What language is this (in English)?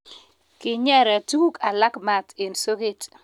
Kalenjin